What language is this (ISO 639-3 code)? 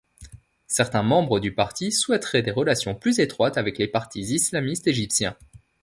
fra